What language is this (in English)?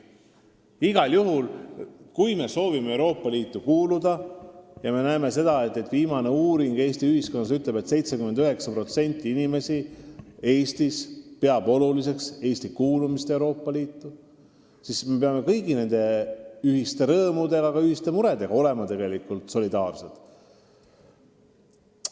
Estonian